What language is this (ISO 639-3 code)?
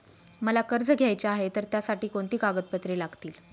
mar